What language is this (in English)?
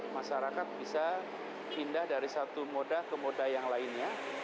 Indonesian